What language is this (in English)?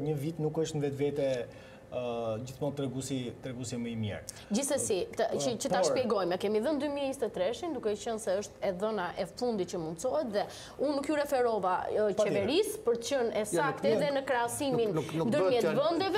Romanian